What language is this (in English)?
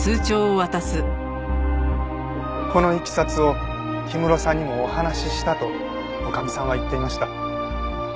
Japanese